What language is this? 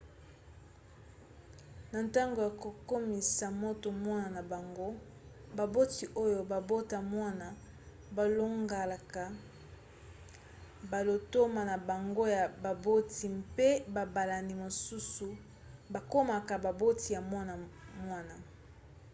Lingala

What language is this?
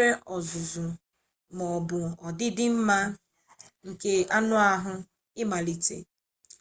Igbo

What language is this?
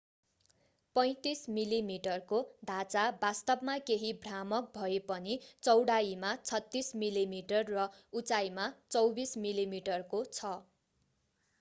Nepali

